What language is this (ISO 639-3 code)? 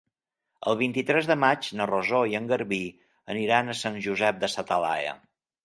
cat